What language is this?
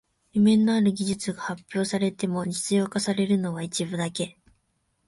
Japanese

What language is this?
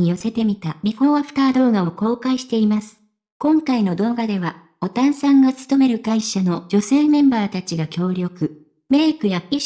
Japanese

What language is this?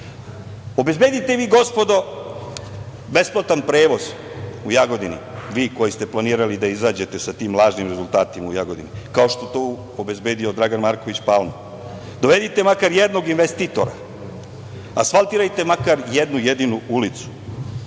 Serbian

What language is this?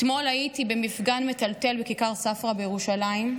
Hebrew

